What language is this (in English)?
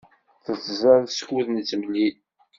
Kabyle